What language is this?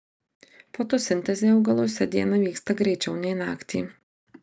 Lithuanian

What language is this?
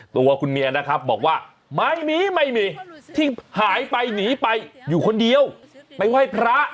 Thai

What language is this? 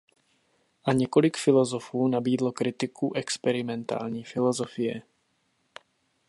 Czech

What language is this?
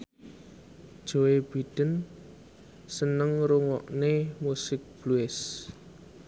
Javanese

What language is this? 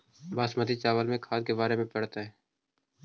Magahi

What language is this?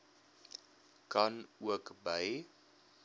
Afrikaans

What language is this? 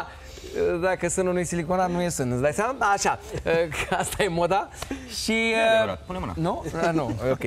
Romanian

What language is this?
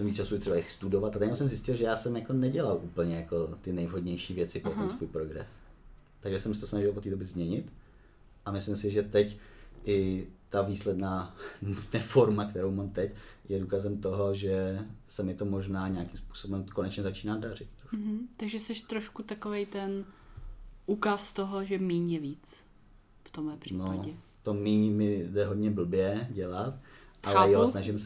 Czech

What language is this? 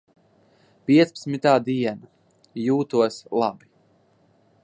Latvian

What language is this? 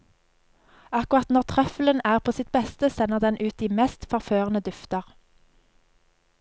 Norwegian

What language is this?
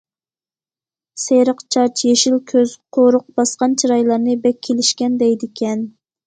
Uyghur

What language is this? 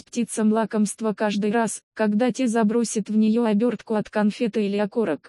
Russian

